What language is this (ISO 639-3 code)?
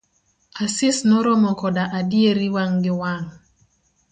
luo